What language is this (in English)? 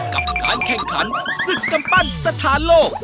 Thai